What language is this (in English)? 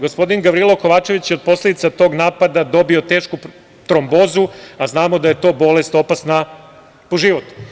Serbian